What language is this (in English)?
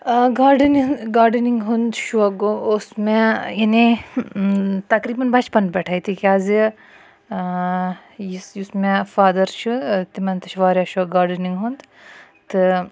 Kashmiri